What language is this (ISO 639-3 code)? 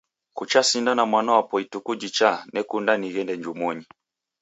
dav